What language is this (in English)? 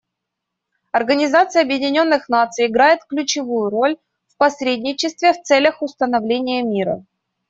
Russian